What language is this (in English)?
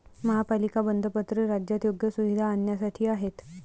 Marathi